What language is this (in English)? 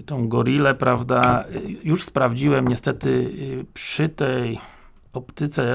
Polish